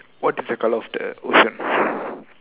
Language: English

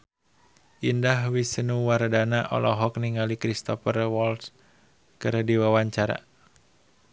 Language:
Sundanese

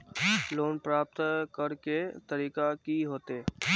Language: Magahi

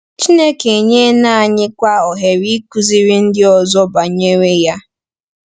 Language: Igbo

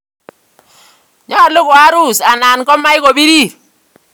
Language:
Kalenjin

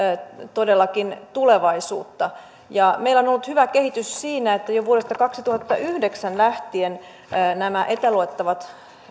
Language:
Finnish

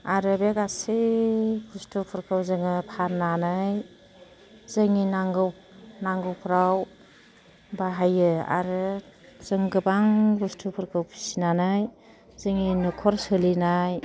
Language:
Bodo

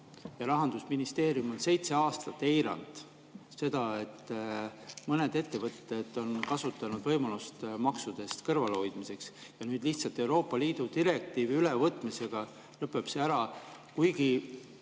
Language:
Estonian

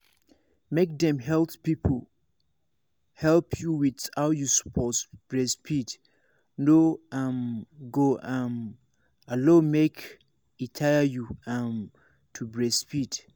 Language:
Nigerian Pidgin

